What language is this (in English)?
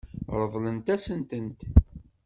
Kabyle